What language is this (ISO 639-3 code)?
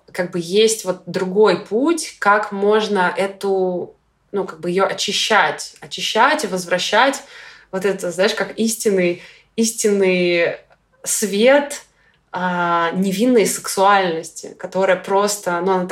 rus